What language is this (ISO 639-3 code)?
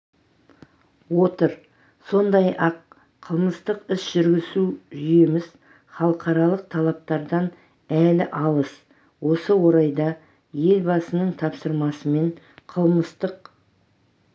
kaz